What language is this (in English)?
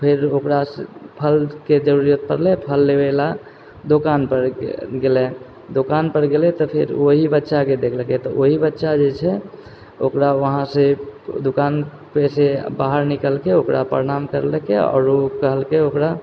Maithili